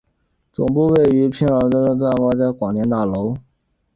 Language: Chinese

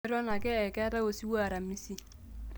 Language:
Masai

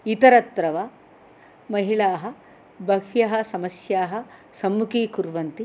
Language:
Sanskrit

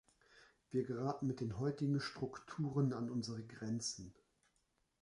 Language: German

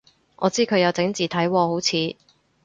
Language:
Cantonese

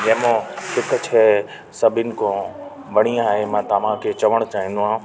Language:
Sindhi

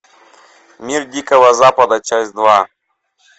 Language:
Russian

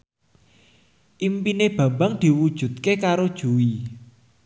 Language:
Javanese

